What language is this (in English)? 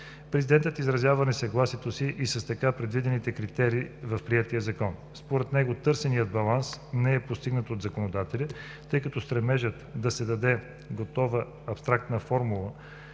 Bulgarian